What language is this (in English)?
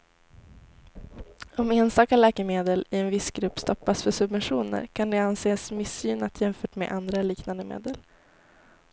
Swedish